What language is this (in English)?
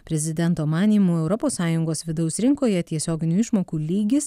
Lithuanian